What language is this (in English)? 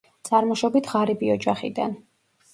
Georgian